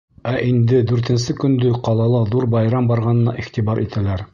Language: Bashkir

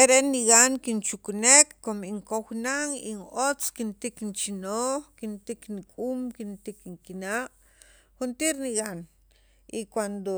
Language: Sacapulteco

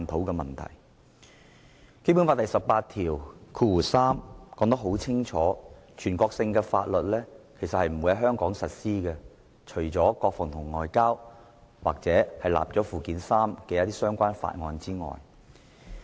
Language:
Cantonese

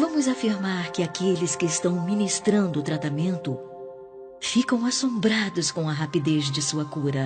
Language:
Portuguese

